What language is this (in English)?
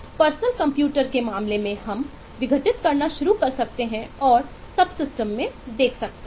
Hindi